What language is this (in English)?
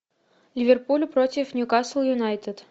Russian